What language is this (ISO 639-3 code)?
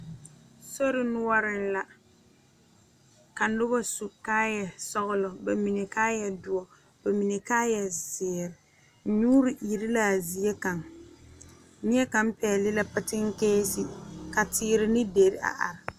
dga